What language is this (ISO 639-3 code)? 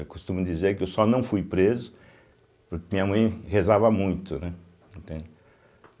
por